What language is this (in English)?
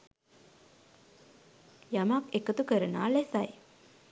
Sinhala